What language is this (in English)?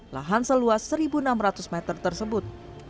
Indonesian